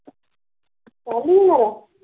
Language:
Punjabi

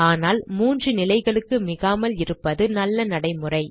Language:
Tamil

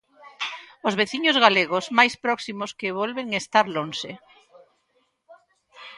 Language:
Galician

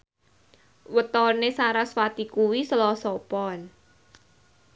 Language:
Javanese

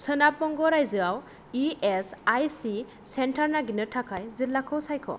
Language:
Bodo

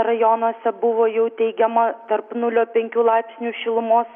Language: Lithuanian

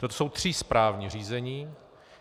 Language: Czech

